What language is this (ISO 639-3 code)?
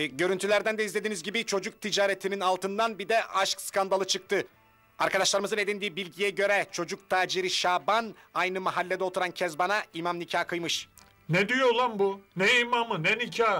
tur